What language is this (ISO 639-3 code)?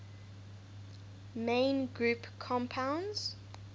eng